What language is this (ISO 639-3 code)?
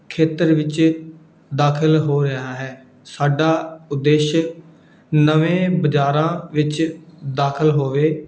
pan